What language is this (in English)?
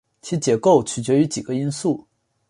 Chinese